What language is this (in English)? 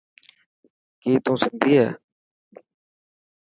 Dhatki